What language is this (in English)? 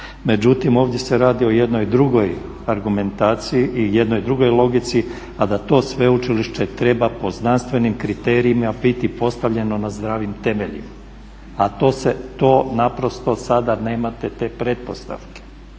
Croatian